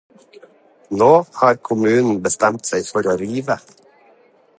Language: Norwegian Bokmål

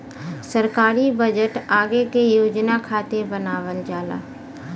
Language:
Bhojpuri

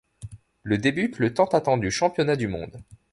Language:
French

